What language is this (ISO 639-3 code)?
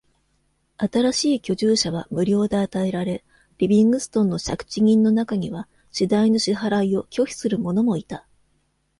jpn